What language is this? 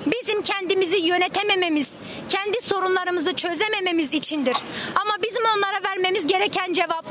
Turkish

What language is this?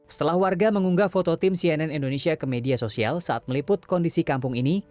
Indonesian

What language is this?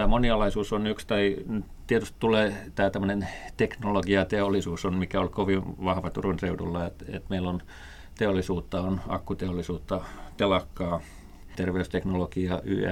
Finnish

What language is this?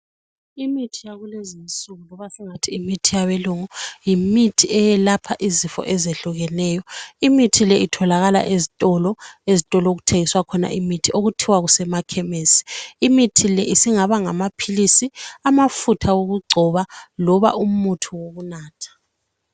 North Ndebele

